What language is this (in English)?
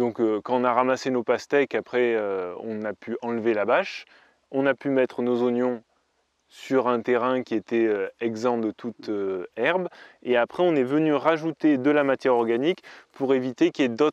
French